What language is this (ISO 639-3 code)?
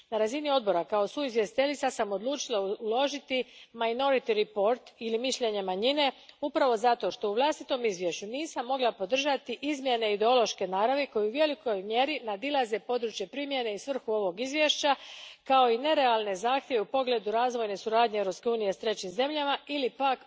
hrv